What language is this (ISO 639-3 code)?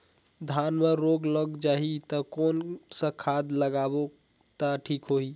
hne